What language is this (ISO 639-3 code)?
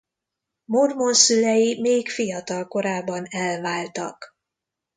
hun